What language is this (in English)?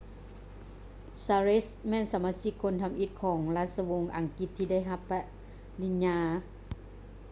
Lao